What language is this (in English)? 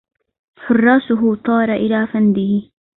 Arabic